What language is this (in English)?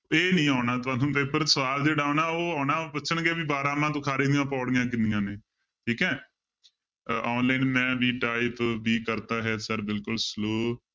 Punjabi